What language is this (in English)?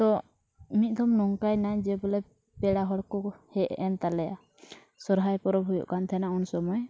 Santali